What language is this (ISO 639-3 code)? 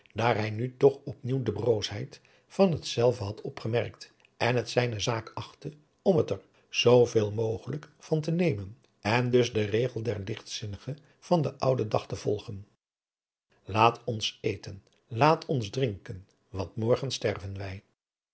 nld